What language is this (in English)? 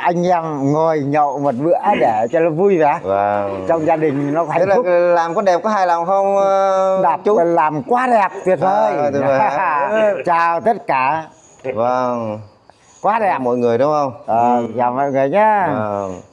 Vietnamese